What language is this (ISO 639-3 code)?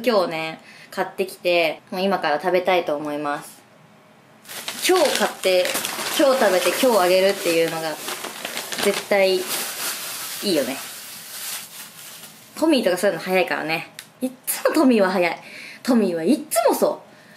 jpn